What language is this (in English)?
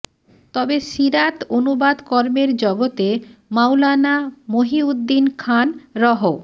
Bangla